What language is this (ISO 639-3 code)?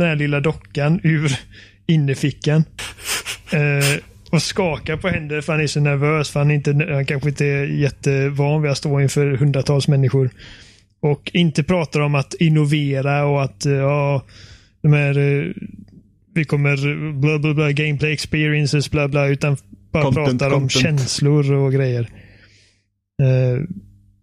swe